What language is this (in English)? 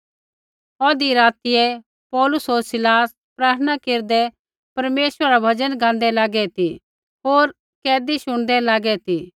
Kullu Pahari